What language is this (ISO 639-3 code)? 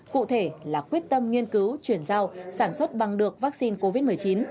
vie